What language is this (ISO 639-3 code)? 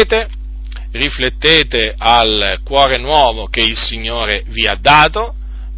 ita